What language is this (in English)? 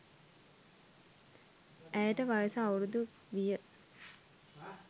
Sinhala